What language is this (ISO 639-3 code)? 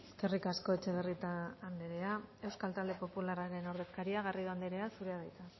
eus